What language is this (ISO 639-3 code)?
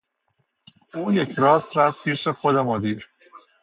fas